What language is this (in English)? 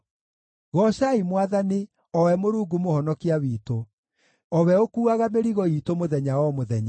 Kikuyu